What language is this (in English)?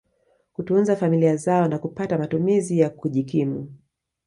Swahili